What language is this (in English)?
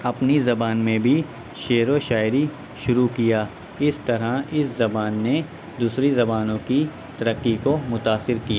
Urdu